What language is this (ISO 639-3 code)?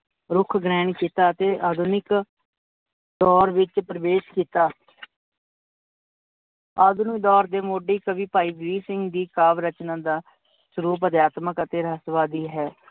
pan